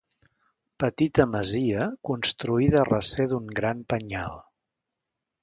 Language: Catalan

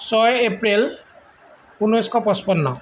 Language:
Assamese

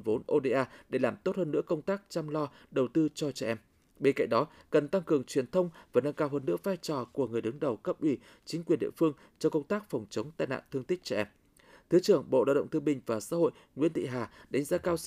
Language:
Vietnamese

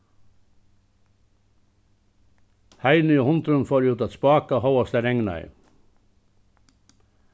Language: Faroese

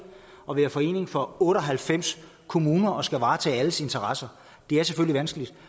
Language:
Danish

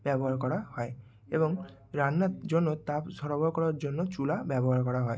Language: Bangla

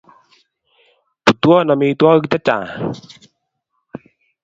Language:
Kalenjin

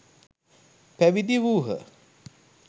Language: Sinhala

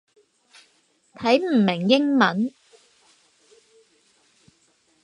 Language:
Cantonese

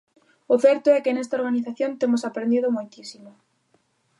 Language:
Galician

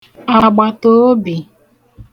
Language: Igbo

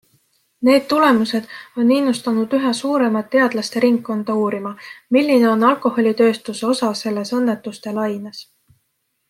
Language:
Estonian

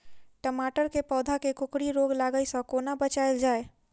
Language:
Maithili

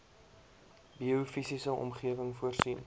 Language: Afrikaans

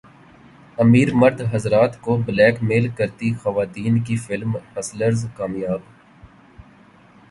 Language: Urdu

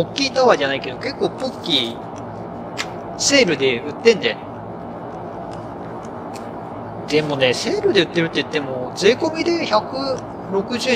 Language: Japanese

